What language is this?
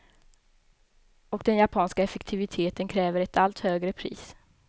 Swedish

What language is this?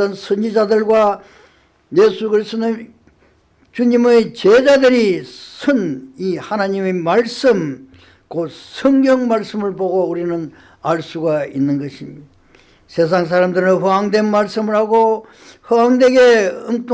Korean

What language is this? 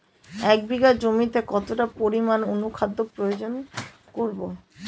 Bangla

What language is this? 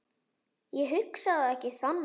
Icelandic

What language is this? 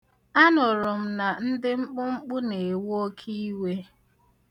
Igbo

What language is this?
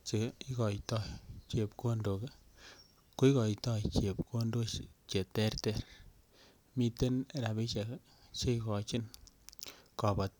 Kalenjin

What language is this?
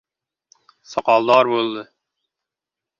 Uzbek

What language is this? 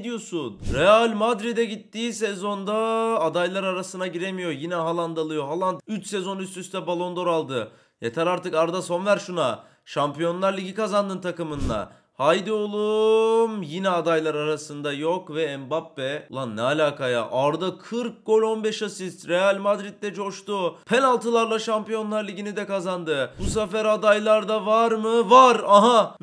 Turkish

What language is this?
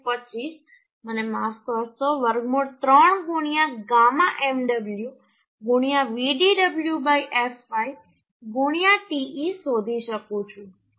Gujarati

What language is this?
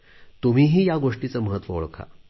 Marathi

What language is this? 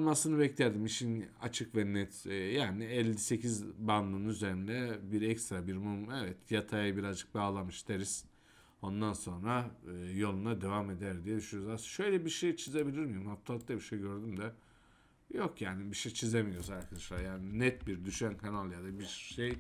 Turkish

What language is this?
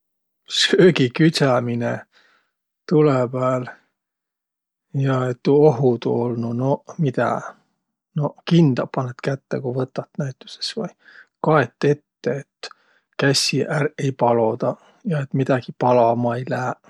Võro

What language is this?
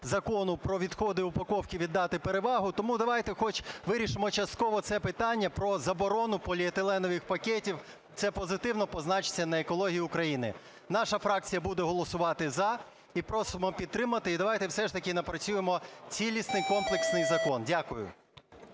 Ukrainian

